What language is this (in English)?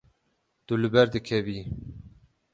Kurdish